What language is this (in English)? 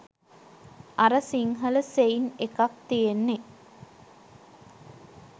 Sinhala